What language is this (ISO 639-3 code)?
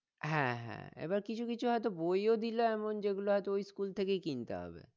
ben